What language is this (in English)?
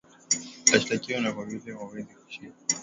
Swahili